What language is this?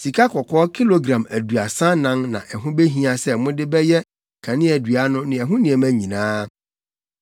Akan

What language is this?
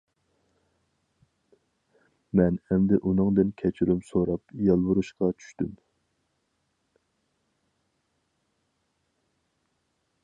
Uyghur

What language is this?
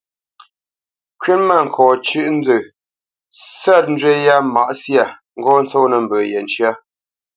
Bamenyam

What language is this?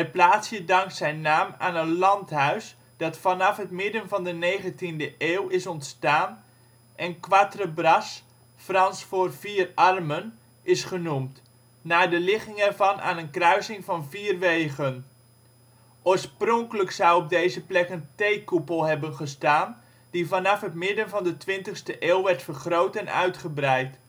Dutch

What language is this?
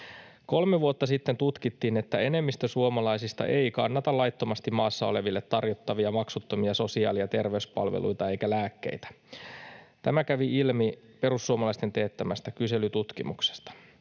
Finnish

